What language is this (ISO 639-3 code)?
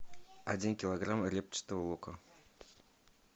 rus